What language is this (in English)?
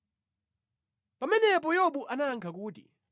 Nyanja